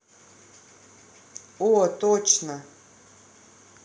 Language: Russian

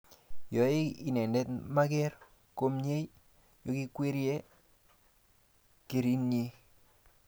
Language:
Kalenjin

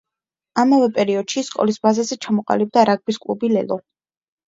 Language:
Georgian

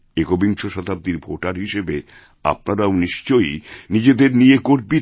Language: Bangla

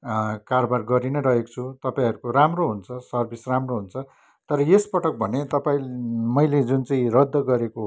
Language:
Nepali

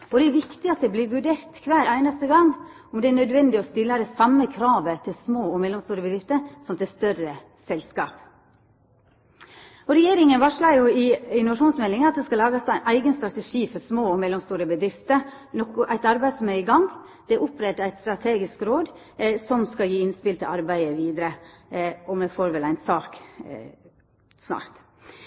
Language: Norwegian Nynorsk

